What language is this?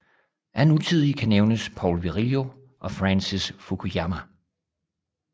Danish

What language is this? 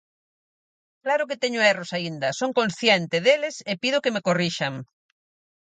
Galician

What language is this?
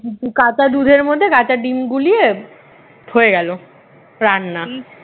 Bangla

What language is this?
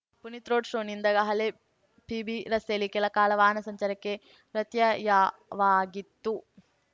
Kannada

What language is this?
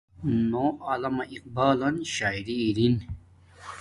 Domaaki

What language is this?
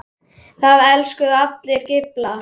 Icelandic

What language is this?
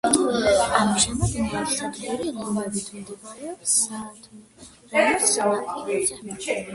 Georgian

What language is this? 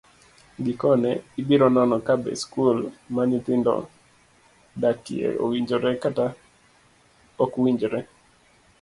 Luo (Kenya and Tanzania)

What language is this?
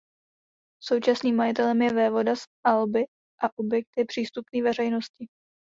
Czech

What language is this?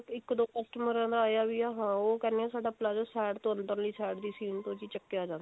Punjabi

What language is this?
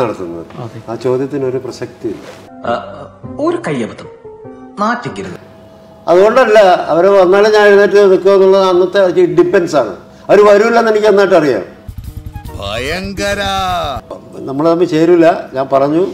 Indonesian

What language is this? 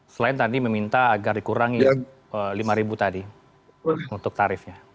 Indonesian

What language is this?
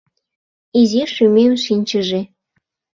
Mari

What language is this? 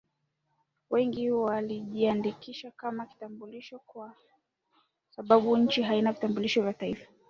Swahili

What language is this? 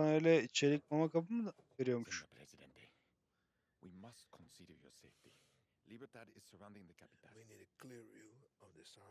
Turkish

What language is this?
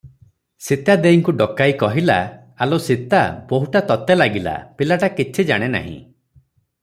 Odia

